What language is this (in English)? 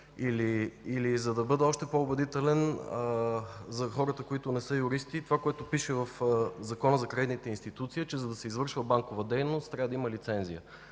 Bulgarian